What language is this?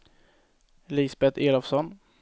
Swedish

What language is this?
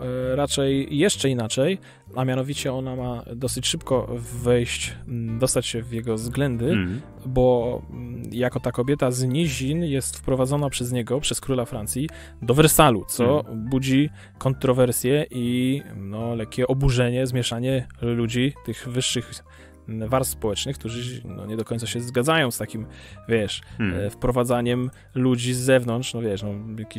Polish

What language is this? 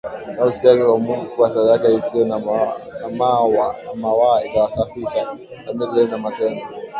Swahili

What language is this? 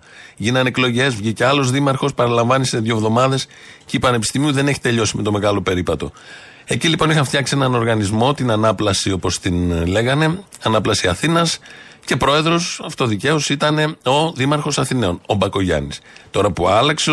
Greek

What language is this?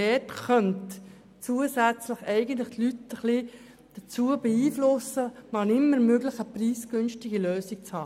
Swiss German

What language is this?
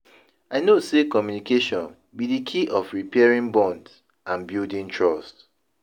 Nigerian Pidgin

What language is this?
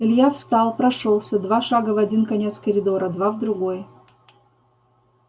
Russian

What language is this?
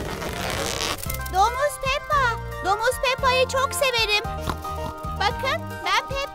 Turkish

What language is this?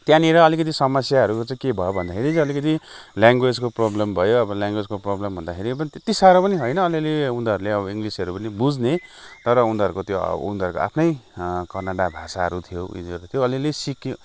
Nepali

